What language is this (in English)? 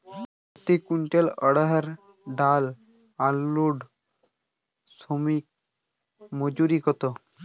Bangla